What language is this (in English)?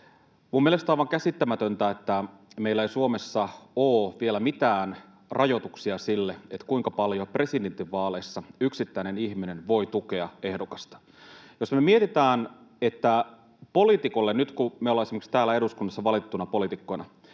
Finnish